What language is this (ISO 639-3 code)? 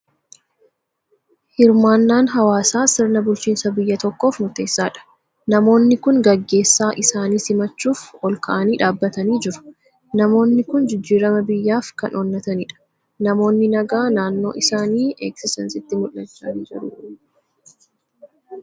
orm